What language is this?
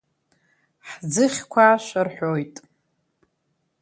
Abkhazian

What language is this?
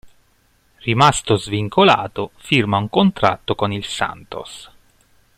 Italian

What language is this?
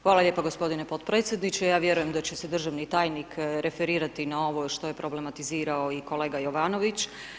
Croatian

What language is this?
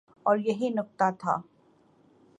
Urdu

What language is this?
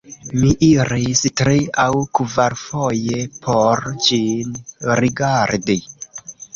Esperanto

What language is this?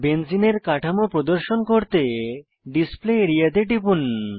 Bangla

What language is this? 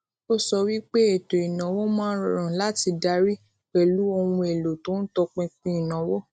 Yoruba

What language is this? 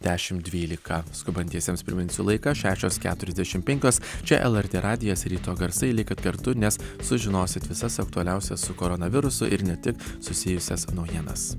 Lithuanian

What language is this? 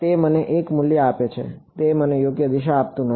Gujarati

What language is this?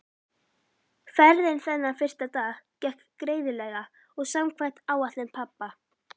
Icelandic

